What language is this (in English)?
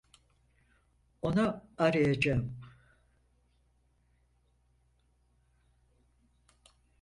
Turkish